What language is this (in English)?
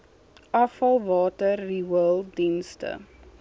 Afrikaans